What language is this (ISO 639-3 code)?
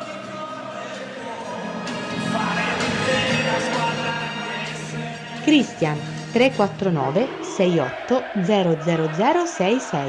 ita